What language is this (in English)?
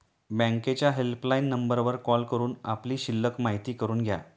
Marathi